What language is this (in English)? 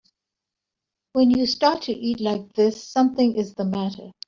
English